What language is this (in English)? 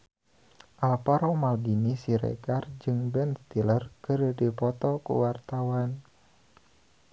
Sundanese